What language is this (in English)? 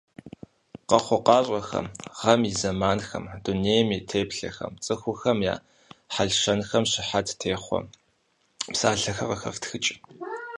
Kabardian